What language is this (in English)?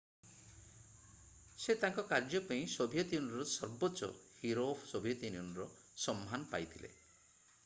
Odia